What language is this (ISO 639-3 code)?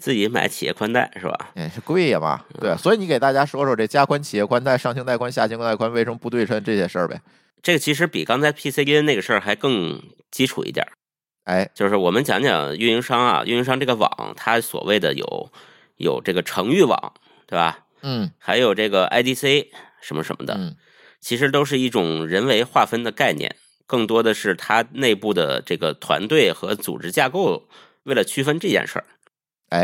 zho